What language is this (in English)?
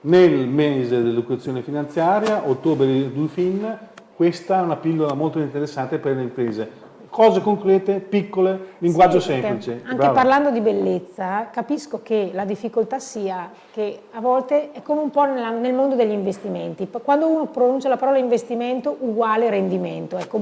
Italian